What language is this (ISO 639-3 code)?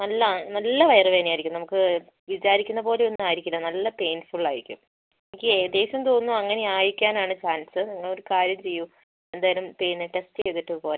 mal